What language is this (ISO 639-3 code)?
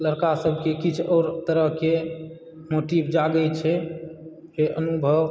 mai